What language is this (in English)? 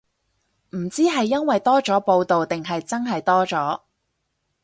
Cantonese